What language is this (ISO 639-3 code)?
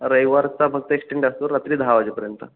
mar